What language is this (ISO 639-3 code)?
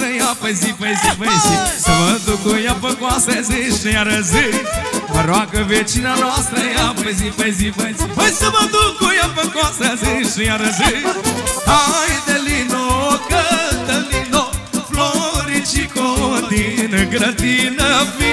ron